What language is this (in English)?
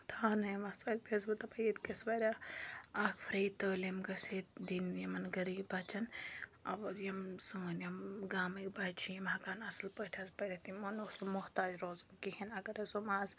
Kashmiri